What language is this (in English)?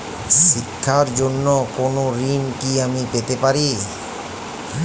Bangla